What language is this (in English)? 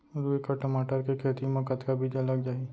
Chhattisgarhi